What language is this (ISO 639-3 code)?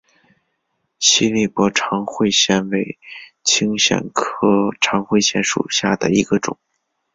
zho